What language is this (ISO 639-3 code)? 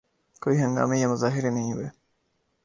urd